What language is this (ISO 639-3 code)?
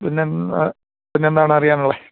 mal